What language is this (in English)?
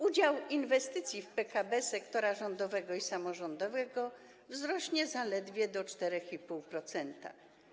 Polish